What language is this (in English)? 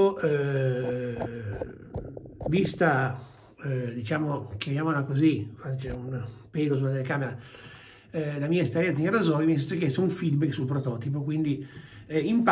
Italian